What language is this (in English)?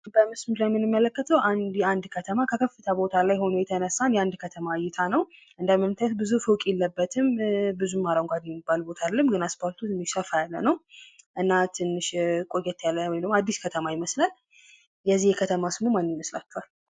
Amharic